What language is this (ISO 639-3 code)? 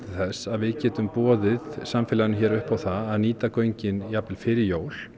isl